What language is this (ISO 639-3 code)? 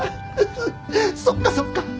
jpn